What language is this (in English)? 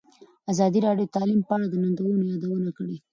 Pashto